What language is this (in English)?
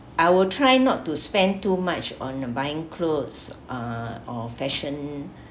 English